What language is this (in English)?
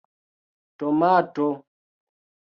Esperanto